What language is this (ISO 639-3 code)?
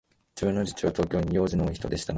jpn